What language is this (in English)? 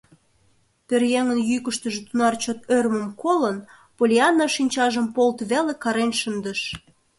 Mari